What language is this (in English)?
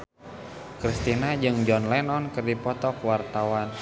Sundanese